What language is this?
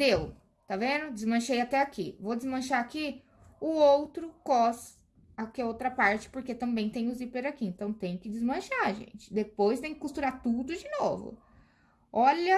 Portuguese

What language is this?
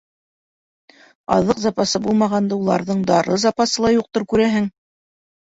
Bashkir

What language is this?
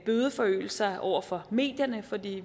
Danish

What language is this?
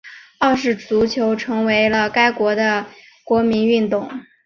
Chinese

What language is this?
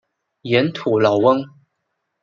Chinese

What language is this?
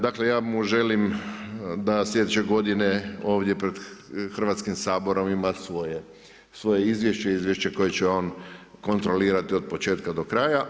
Croatian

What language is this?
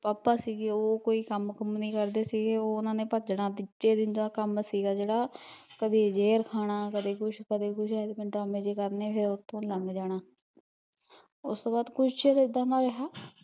Punjabi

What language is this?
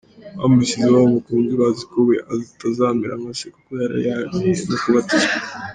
Kinyarwanda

